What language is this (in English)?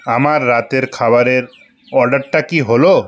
Bangla